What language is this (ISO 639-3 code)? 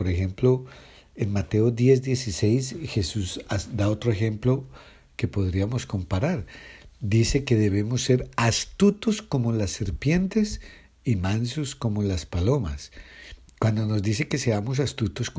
spa